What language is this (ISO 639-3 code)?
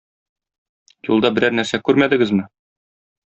tat